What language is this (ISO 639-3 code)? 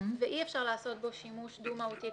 heb